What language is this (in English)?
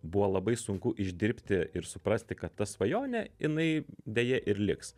Lithuanian